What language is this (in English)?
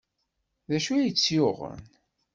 Kabyle